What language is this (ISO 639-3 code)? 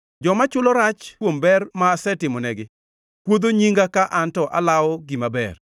luo